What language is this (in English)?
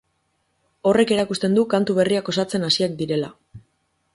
Basque